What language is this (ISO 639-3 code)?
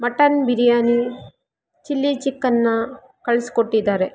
kan